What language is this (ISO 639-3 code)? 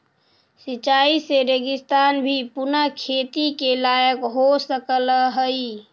mag